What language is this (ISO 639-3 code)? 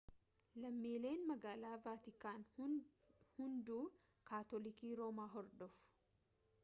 orm